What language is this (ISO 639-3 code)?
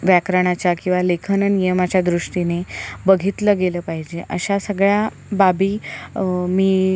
mar